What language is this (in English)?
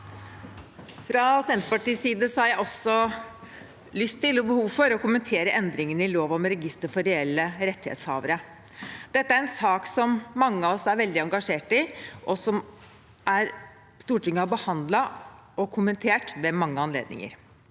Norwegian